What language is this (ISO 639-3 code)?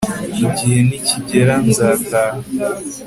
kin